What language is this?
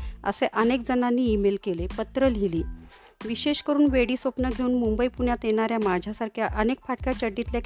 Marathi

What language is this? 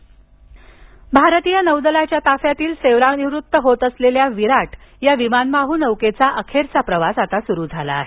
Marathi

